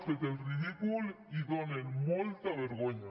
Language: Catalan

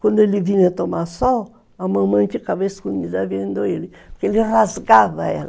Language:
Portuguese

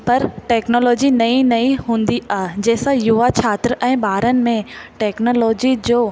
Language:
Sindhi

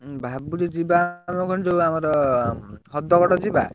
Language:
Odia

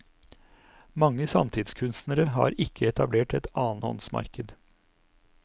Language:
Norwegian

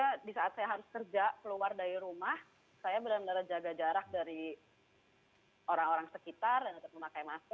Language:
Indonesian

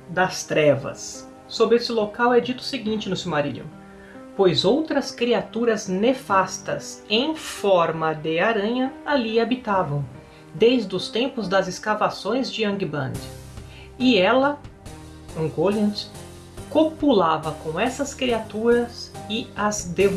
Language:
Portuguese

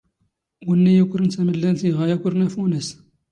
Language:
Standard Moroccan Tamazight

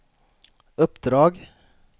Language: Swedish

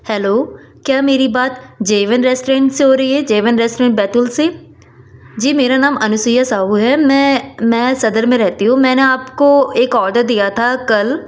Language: Hindi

